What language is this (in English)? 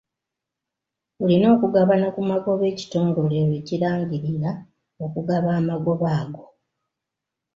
Ganda